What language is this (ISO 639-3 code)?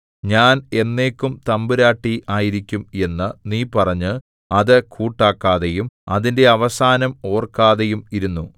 mal